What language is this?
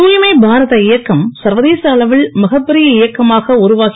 Tamil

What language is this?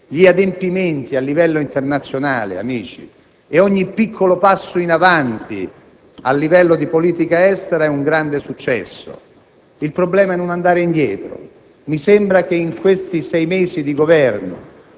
Italian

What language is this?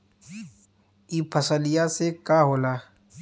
Bhojpuri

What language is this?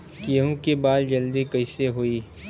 Bhojpuri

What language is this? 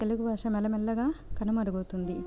Telugu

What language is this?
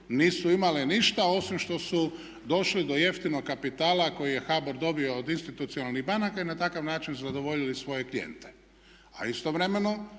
Croatian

